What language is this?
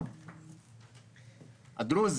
Hebrew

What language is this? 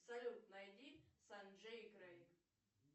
Russian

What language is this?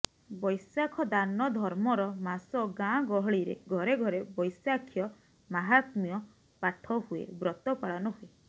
Odia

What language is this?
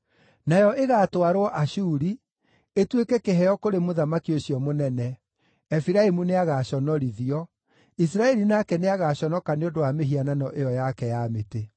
Kikuyu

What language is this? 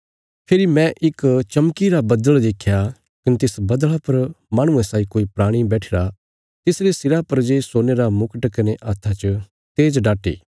Bilaspuri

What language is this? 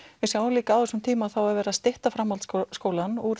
Icelandic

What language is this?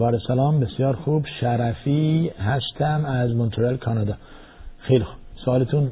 Persian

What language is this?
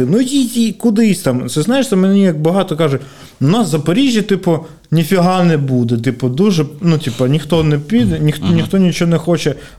Ukrainian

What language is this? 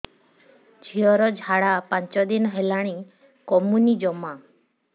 Odia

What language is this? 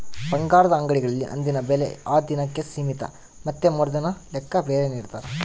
Kannada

